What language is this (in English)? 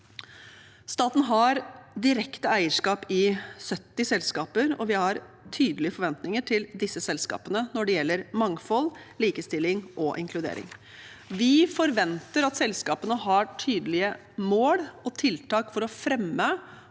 Norwegian